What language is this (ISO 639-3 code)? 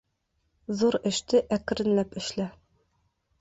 bak